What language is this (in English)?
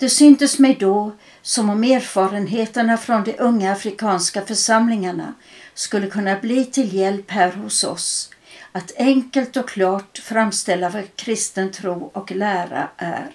Swedish